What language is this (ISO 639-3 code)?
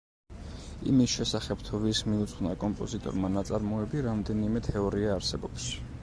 kat